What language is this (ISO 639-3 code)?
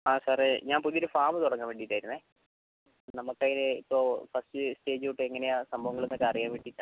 mal